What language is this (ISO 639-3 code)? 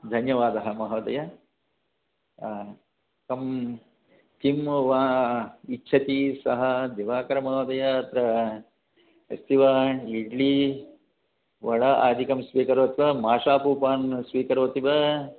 san